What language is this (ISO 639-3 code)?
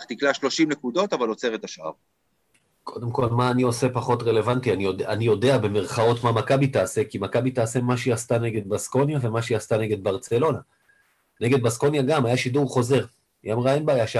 heb